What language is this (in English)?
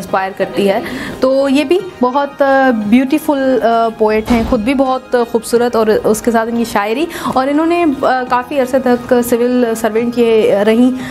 Hindi